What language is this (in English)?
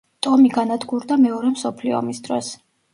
Georgian